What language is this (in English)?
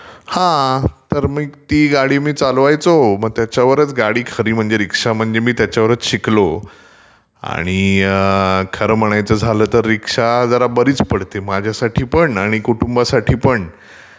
Marathi